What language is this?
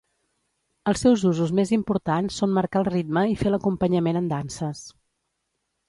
Catalan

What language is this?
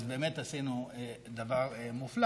Hebrew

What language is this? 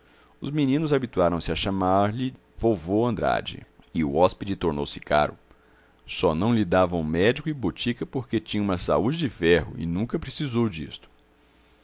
Portuguese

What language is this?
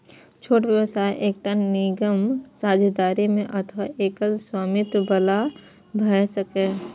Maithili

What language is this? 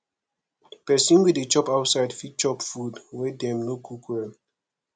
Nigerian Pidgin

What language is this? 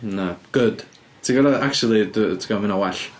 Welsh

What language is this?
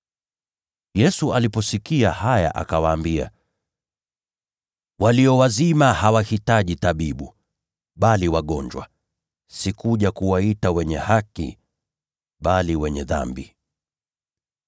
Swahili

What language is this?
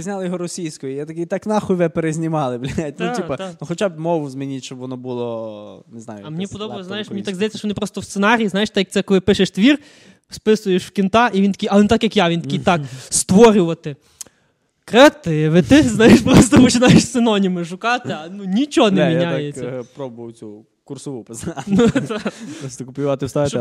Ukrainian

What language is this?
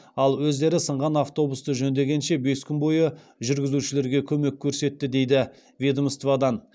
Kazakh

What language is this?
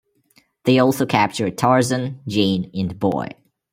English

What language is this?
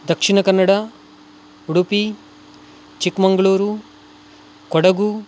Sanskrit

